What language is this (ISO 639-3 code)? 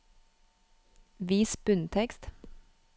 nor